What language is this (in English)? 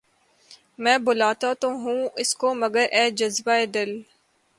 Urdu